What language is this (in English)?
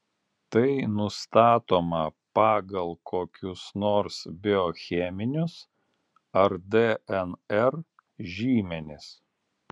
Lithuanian